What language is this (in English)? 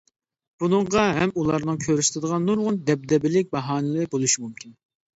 Uyghur